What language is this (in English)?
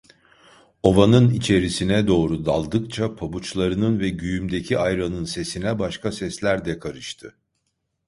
Turkish